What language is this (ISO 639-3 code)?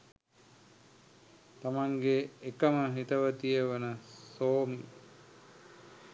sin